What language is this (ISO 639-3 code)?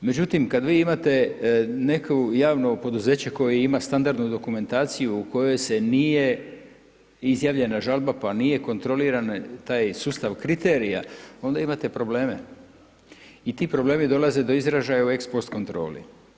hrv